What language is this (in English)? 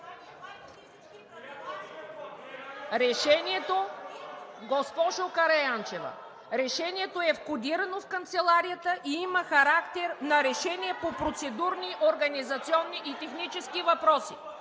Bulgarian